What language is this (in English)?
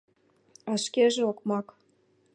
Mari